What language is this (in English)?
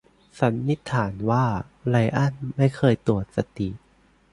Thai